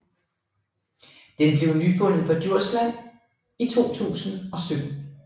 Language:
Danish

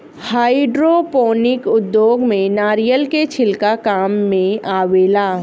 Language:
Bhojpuri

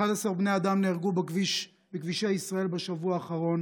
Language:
Hebrew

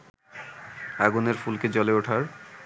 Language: Bangla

